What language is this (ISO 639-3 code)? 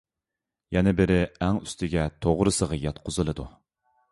uig